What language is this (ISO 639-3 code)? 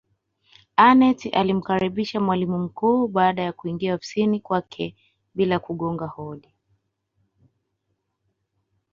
swa